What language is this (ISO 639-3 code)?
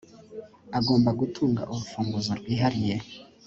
kin